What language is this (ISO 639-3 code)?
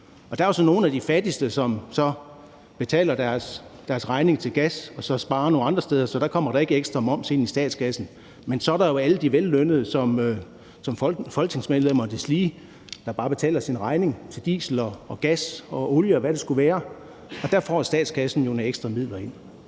dan